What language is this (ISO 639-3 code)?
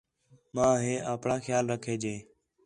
xhe